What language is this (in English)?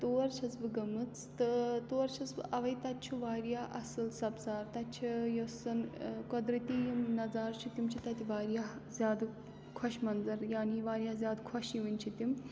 Kashmiri